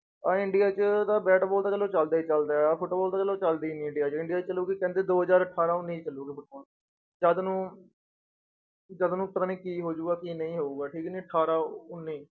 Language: Punjabi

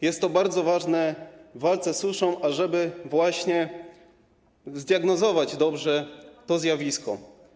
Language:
Polish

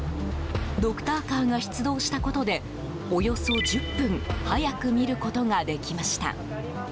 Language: Japanese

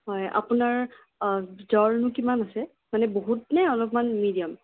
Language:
Assamese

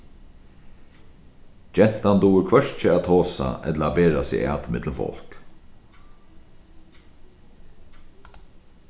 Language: Faroese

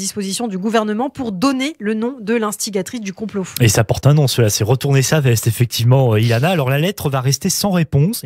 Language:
French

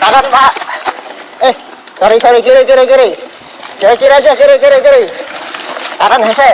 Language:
Indonesian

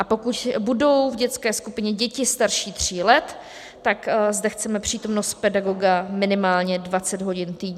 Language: Czech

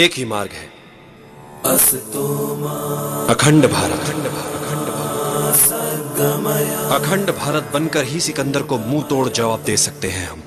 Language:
Hindi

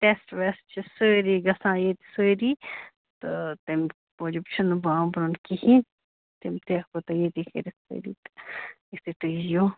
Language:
Kashmiri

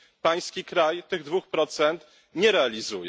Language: Polish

